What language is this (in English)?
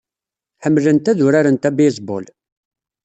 Kabyle